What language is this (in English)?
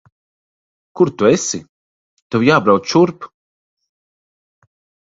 Latvian